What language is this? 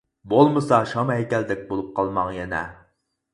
Uyghur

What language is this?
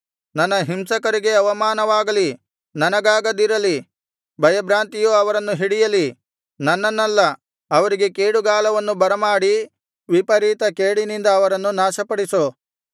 Kannada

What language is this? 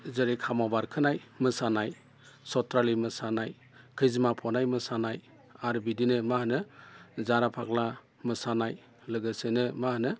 Bodo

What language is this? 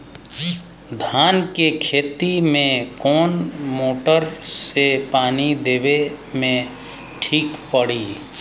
Bhojpuri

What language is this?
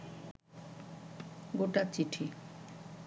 Bangla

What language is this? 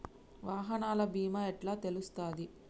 Telugu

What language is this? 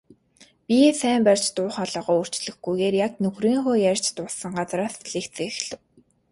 Mongolian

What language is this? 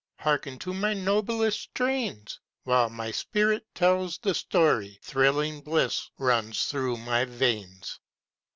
English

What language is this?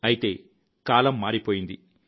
Telugu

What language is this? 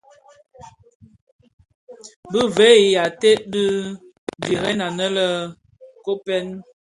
Bafia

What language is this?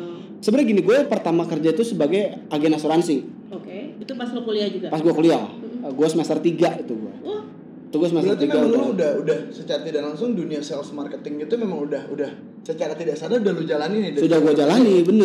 Indonesian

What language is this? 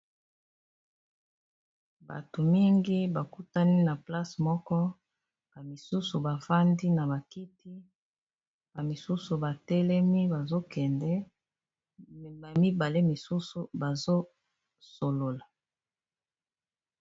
Lingala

